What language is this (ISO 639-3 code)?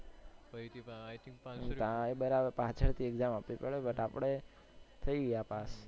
guj